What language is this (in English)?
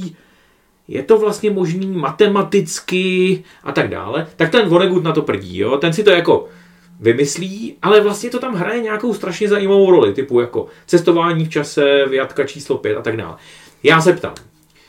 Czech